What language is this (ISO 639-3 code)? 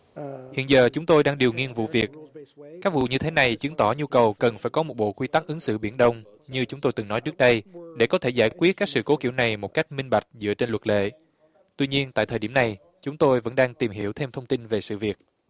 vie